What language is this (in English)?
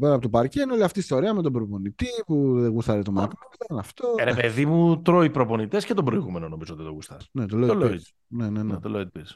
Greek